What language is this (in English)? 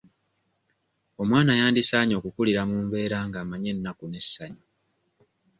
Ganda